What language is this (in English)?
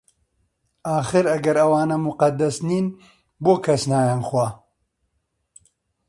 Central Kurdish